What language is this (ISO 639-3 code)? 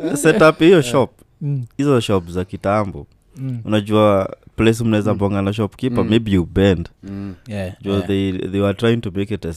swa